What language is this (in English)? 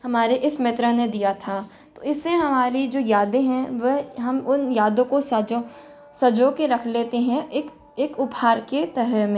Hindi